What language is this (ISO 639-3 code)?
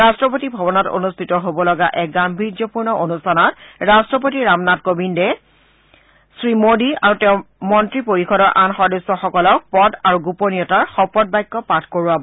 asm